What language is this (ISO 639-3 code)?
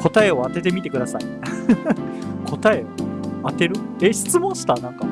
jpn